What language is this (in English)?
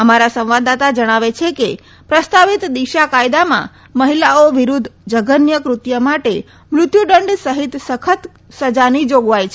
Gujarati